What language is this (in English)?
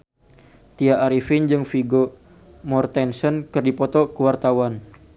Sundanese